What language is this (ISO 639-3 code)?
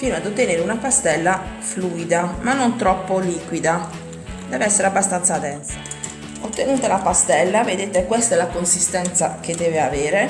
ita